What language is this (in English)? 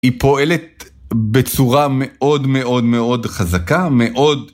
Hebrew